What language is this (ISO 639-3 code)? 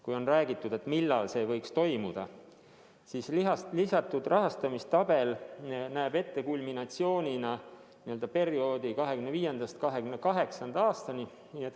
est